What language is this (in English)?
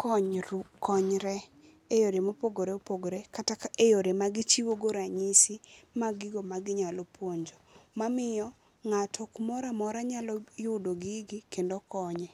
Luo (Kenya and Tanzania)